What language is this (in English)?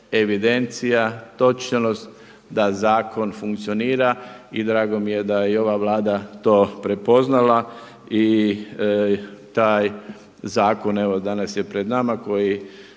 Croatian